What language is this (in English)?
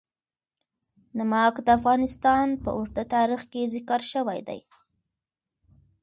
Pashto